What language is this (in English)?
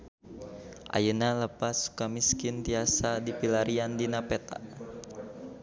Sundanese